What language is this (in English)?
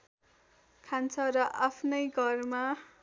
Nepali